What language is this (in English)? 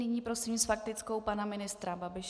Czech